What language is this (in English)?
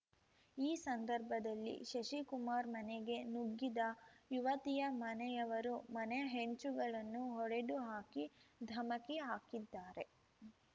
Kannada